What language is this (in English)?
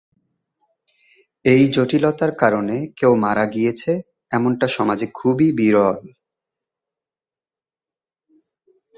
Bangla